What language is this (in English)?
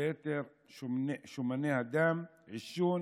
Hebrew